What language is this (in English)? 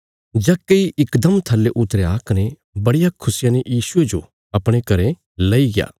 Bilaspuri